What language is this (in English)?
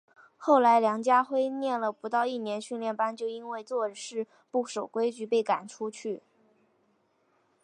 Chinese